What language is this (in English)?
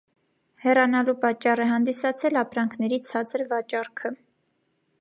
Armenian